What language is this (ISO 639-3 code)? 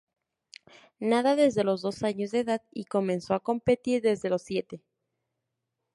spa